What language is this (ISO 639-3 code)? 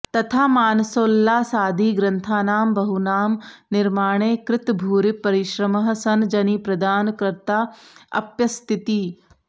san